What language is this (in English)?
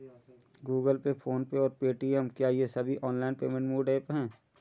Hindi